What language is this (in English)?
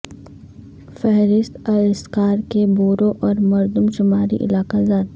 Urdu